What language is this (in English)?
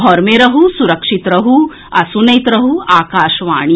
Maithili